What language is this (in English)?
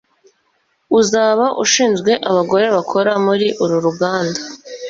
Kinyarwanda